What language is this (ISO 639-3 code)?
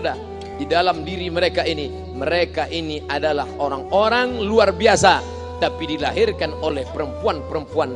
ind